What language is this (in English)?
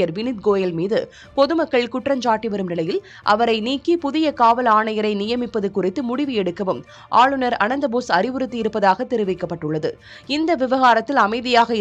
Tamil